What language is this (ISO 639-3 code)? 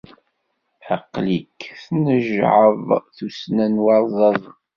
kab